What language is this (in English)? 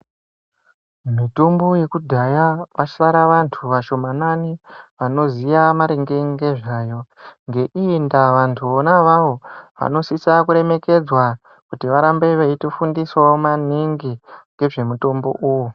Ndau